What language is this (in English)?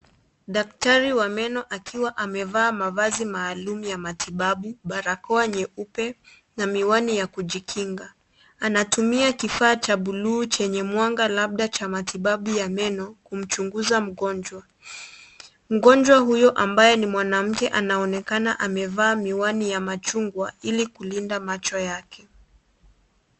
Swahili